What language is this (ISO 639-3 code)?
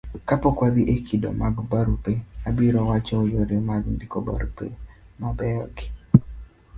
luo